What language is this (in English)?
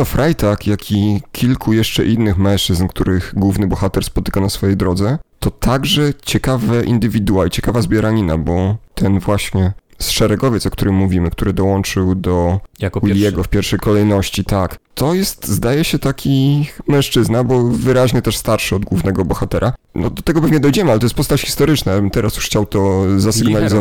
Polish